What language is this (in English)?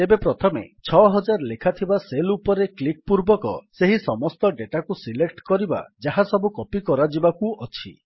Odia